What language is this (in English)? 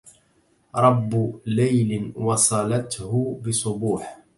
Arabic